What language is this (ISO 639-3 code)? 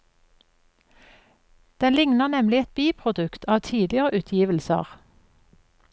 nor